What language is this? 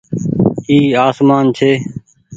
Goaria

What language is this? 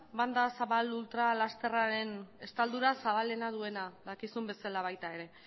Basque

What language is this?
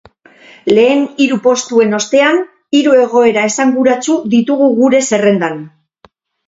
Basque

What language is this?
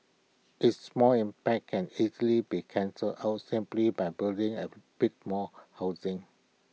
English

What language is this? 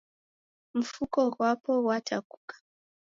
Taita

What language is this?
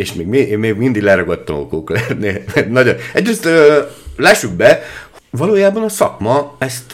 Hungarian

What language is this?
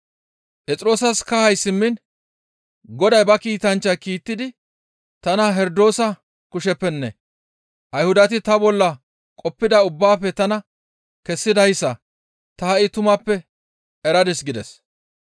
Gamo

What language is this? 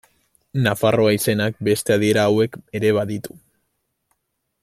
Basque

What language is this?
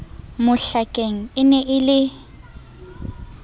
Southern Sotho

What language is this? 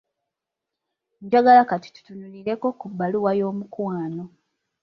Ganda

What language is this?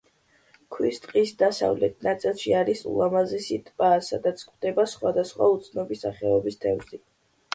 Georgian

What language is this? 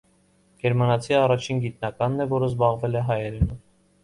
Armenian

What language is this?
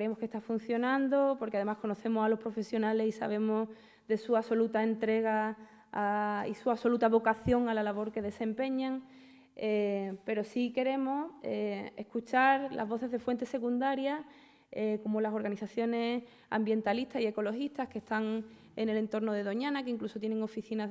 Spanish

